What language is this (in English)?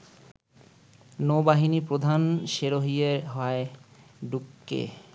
Bangla